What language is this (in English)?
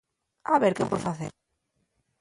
Asturian